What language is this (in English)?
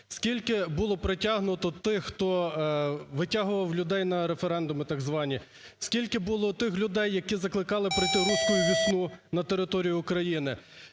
Ukrainian